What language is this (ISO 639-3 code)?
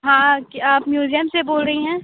hin